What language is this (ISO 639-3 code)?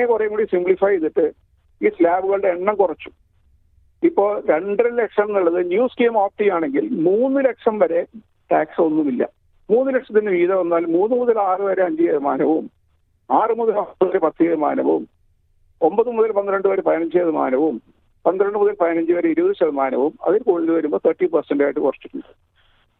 mal